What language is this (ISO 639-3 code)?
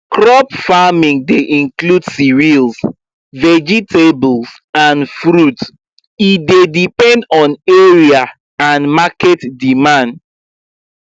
pcm